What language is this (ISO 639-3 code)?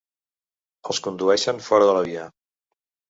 cat